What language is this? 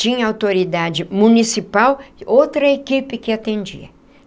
Portuguese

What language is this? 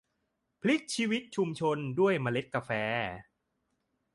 Thai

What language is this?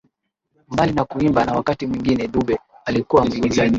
Swahili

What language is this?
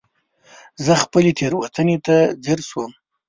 Pashto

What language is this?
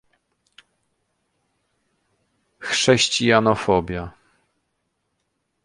Polish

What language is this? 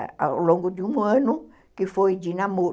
Portuguese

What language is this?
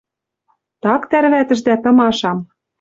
Western Mari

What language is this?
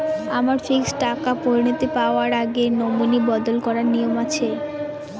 Bangla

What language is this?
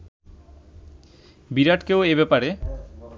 Bangla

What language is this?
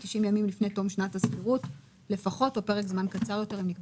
Hebrew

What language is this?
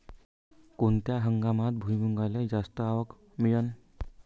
Marathi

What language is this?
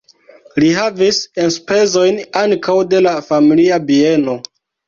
Esperanto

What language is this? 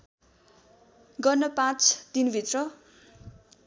Nepali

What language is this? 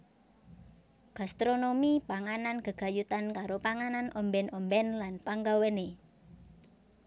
Javanese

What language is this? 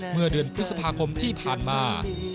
Thai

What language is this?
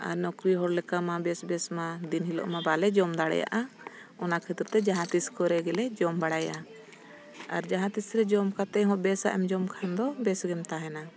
Santali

